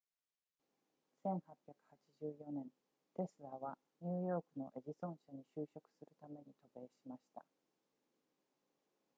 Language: Japanese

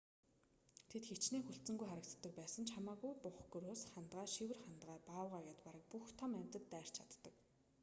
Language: Mongolian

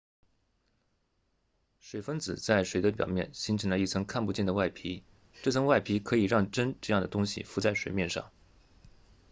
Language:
Chinese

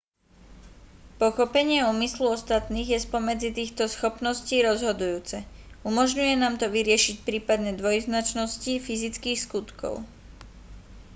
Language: Slovak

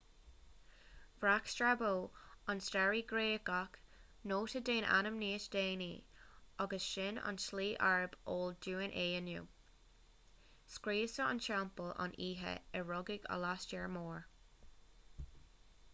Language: Irish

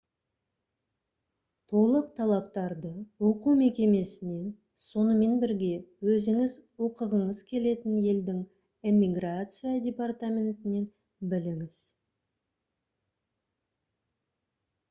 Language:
Kazakh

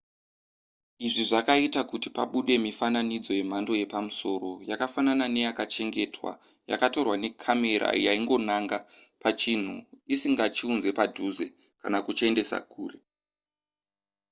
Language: Shona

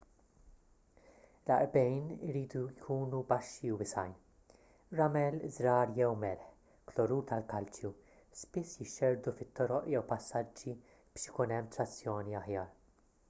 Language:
Maltese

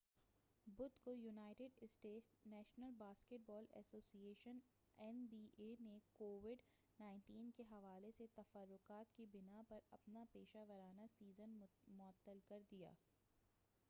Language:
Urdu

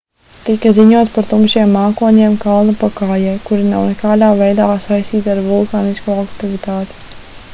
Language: Latvian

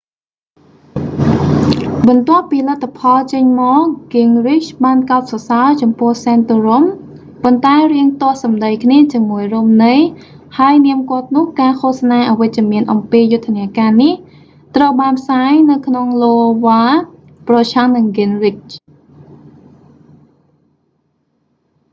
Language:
Khmer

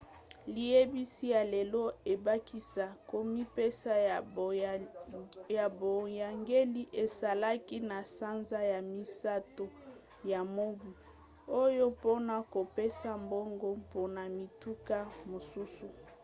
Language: Lingala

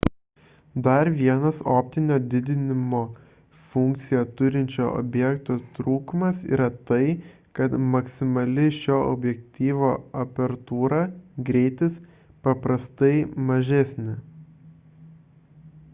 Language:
Lithuanian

